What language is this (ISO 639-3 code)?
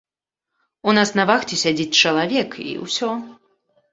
bel